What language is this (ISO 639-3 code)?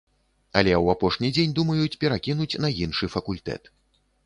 bel